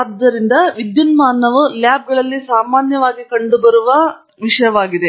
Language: Kannada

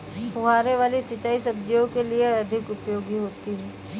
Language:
Hindi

